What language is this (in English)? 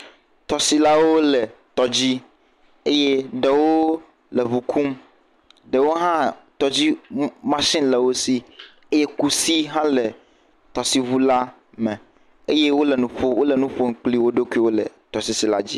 Ewe